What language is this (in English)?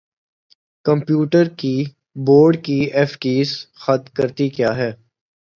Urdu